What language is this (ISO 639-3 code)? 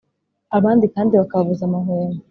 kin